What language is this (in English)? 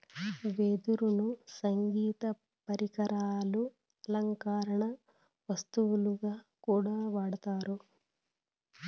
Telugu